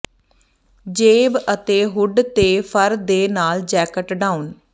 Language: Punjabi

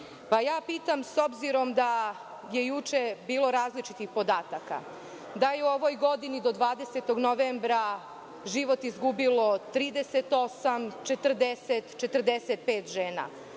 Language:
Serbian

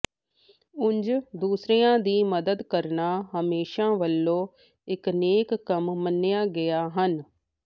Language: Punjabi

